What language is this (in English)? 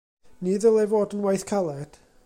Welsh